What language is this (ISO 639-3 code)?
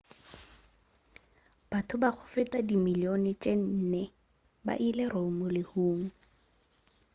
nso